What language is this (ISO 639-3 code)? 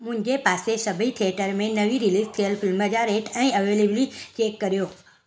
snd